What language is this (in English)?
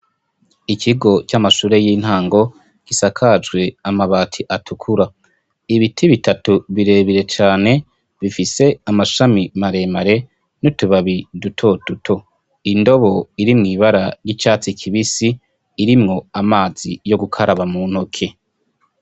Rundi